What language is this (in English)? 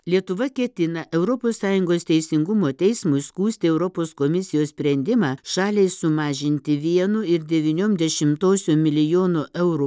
Lithuanian